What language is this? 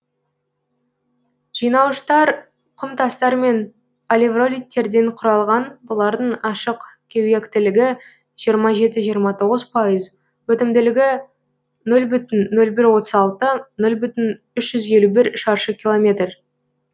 Kazakh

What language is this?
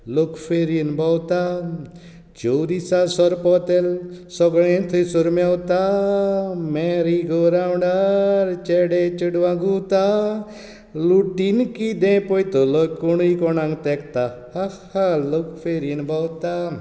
Konkani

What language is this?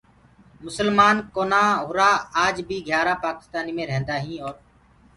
Gurgula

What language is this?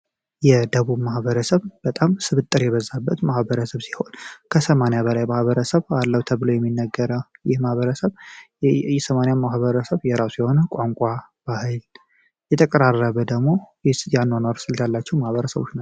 Amharic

